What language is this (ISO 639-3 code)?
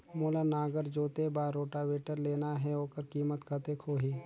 hne